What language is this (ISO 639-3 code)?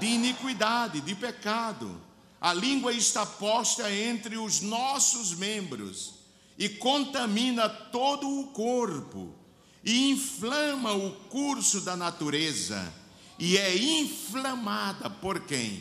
por